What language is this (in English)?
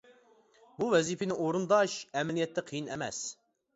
Uyghur